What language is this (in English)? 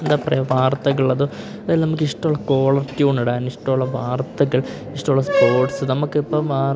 Malayalam